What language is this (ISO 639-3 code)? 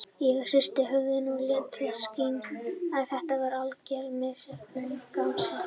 isl